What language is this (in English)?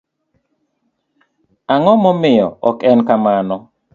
Luo (Kenya and Tanzania)